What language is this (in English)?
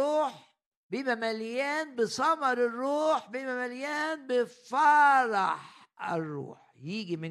Arabic